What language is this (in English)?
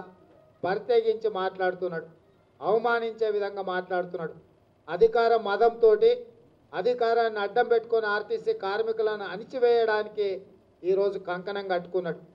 Telugu